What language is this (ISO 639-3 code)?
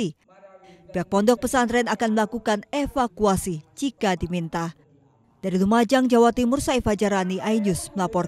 ind